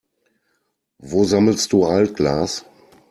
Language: German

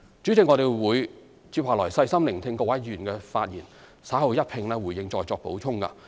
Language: Cantonese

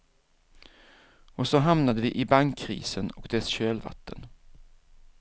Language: Swedish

